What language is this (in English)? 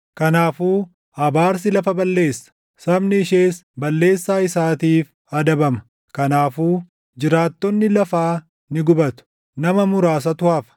Oromo